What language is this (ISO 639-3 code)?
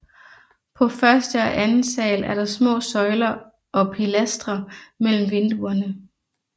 dan